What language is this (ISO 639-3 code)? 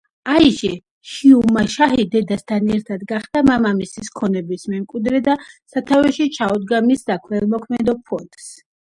kat